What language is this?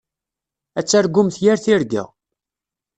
Kabyle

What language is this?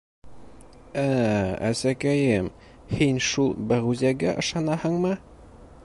Bashkir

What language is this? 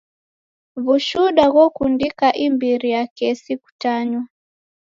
Taita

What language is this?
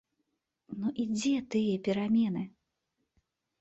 Belarusian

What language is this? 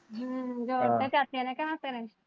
Punjabi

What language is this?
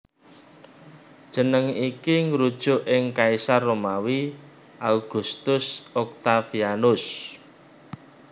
Javanese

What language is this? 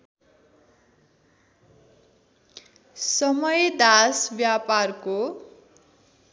Nepali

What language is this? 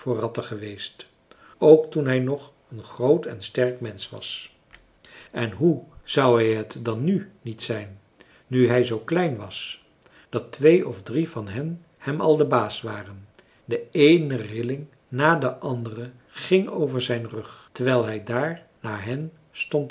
Dutch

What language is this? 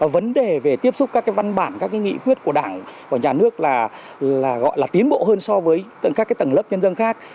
Vietnamese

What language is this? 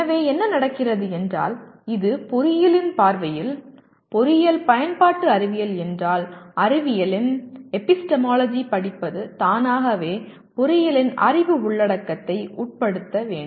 Tamil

